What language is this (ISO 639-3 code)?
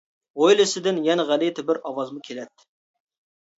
uig